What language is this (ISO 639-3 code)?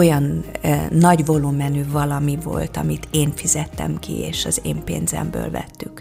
hun